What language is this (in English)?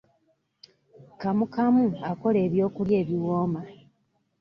Ganda